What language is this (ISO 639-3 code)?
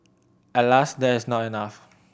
eng